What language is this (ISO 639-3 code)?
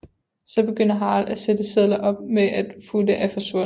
dan